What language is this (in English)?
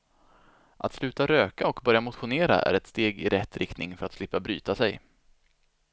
Swedish